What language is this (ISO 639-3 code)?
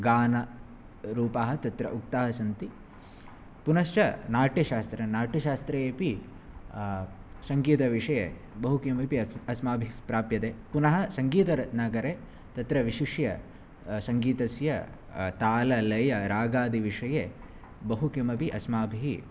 san